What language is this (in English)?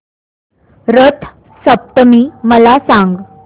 Marathi